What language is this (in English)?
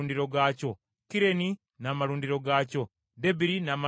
Ganda